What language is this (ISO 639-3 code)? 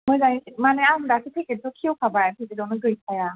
brx